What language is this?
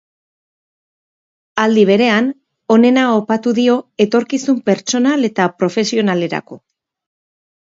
Basque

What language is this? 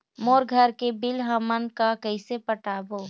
Chhattisgarhi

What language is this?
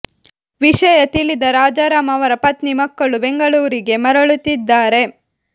Kannada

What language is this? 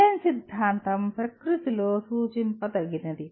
Telugu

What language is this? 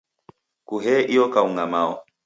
Taita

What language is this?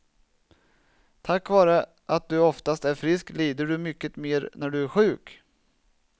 Swedish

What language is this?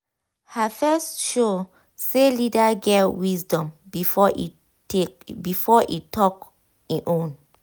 Nigerian Pidgin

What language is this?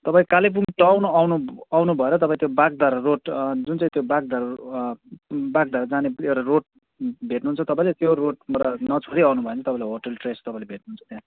Nepali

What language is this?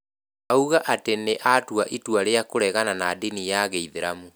Kikuyu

